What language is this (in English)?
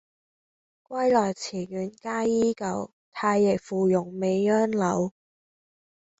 Cantonese